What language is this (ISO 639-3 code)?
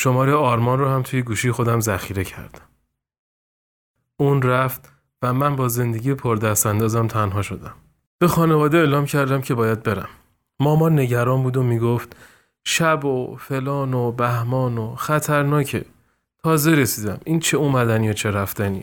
fas